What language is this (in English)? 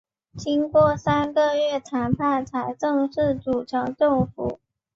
Chinese